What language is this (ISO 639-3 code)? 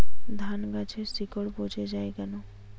ben